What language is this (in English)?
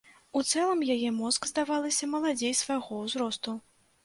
Belarusian